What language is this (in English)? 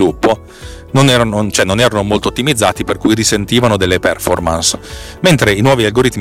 Italian